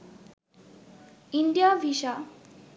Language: Bangla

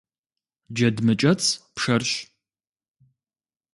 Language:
Kabardian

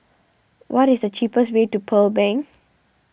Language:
English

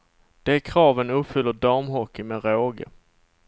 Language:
Swedish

